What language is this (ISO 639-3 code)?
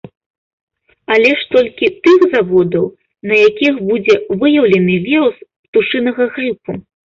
bel